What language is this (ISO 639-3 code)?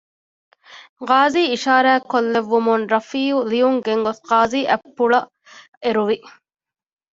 div